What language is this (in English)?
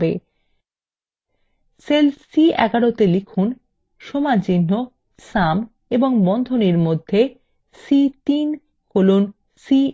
Bangla